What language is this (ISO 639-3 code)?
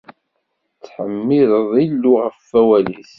kab